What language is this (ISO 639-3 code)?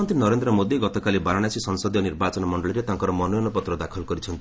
ori